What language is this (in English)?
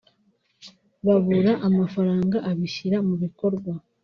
Kinyarwanda